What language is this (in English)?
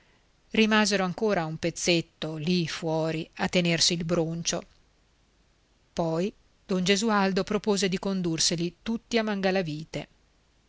Italian